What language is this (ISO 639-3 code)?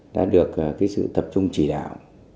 vie